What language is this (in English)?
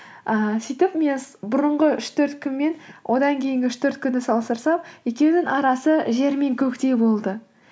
Kazakh